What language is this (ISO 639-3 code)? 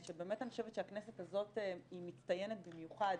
heb